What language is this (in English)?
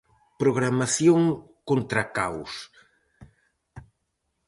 Galician